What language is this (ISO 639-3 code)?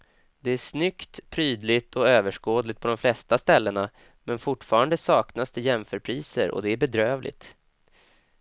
swe